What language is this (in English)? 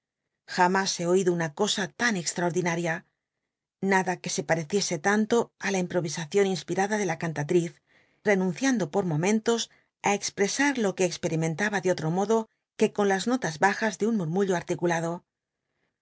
Spanish